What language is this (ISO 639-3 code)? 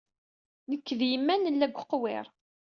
kab